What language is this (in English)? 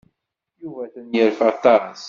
Kabyle